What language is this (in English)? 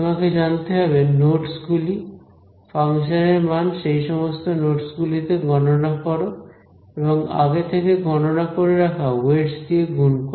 Bangla